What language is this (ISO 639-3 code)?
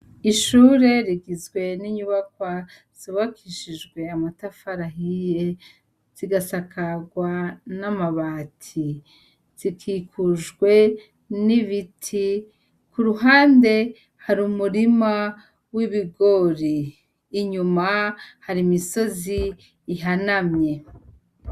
run